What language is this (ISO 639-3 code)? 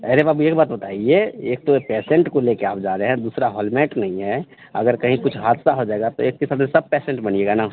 hin